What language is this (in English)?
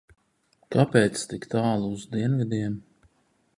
Latvian